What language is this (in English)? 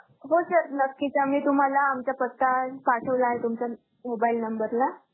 Marathi